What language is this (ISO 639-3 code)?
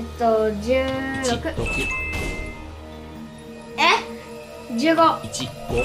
jpn